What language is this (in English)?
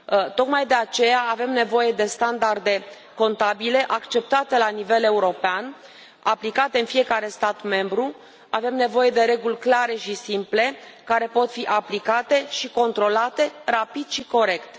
Romanian